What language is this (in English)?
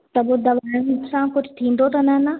Sindhi